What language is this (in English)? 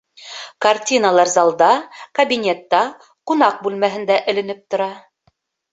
Bashkir